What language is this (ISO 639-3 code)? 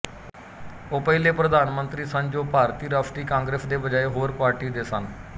pan